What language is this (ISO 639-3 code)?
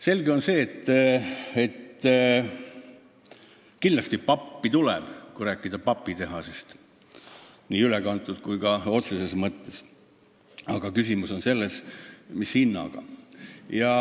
est